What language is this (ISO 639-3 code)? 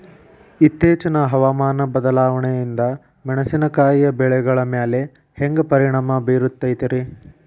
kan